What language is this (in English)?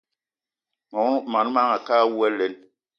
Eton (Cameroon)